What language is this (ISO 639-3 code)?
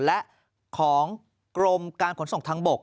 tha